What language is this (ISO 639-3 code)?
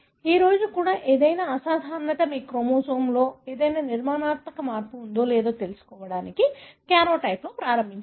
tel